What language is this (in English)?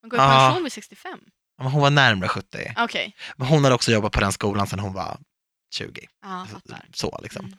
Swedish